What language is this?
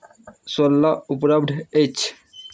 Maithili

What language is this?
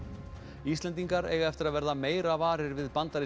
Icelandic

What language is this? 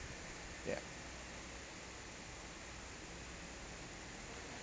English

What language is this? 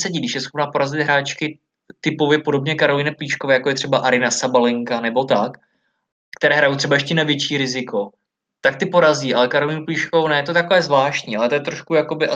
Czech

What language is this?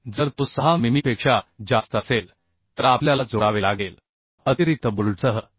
Marathi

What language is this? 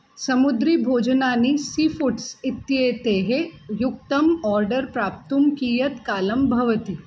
Sanskrit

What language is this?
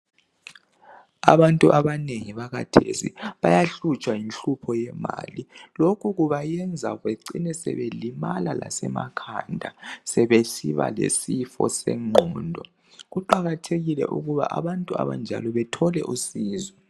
North Ndebele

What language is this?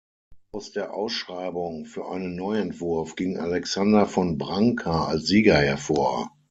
German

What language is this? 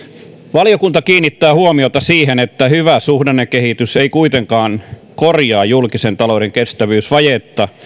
Finnish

